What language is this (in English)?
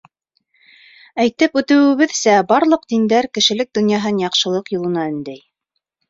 Bashkir